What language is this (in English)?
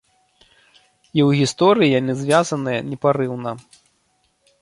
Belarusian